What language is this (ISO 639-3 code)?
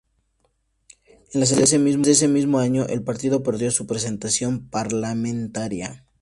spa